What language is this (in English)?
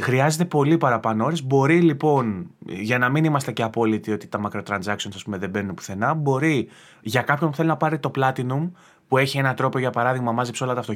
Greek